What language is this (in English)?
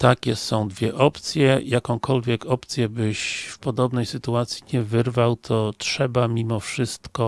Polish